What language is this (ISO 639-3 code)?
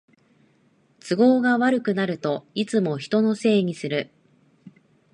jpn